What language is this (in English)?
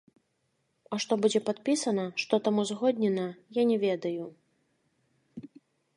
Belarusian